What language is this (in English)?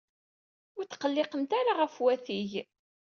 Kabyle